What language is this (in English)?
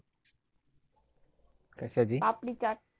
Marathi